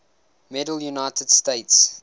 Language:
English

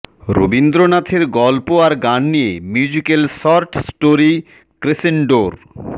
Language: Bangla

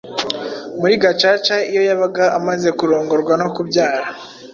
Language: Kinyarwanda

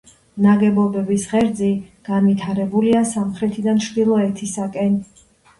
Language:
Georgian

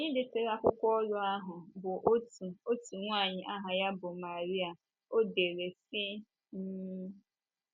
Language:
Igbo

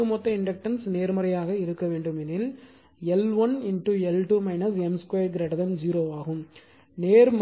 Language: Tamil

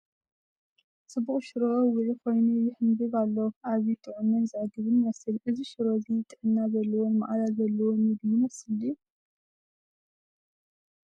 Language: Tigrinya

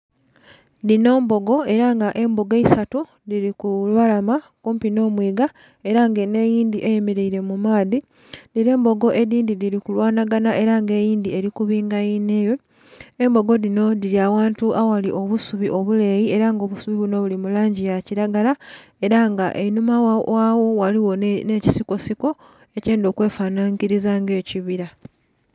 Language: Soga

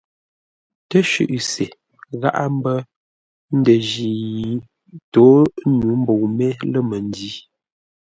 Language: Ngombale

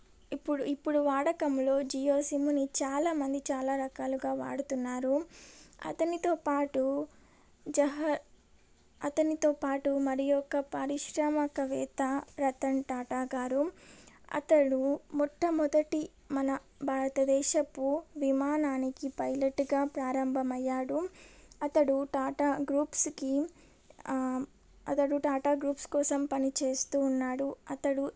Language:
Telugu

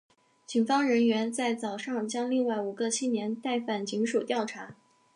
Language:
Chinese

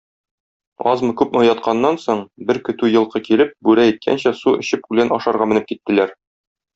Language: Tatar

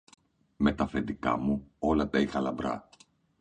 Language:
Greek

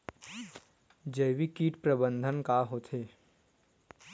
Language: Chhattisgarhi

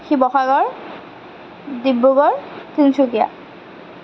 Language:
Assamese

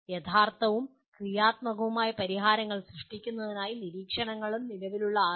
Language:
Malayalam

